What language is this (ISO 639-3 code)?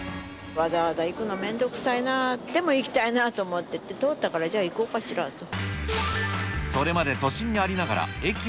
jpn